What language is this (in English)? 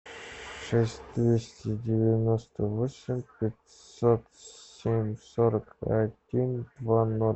Russian